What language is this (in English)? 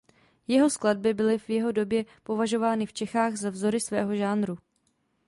Czech